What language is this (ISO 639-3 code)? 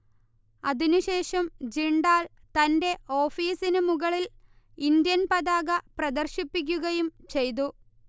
mal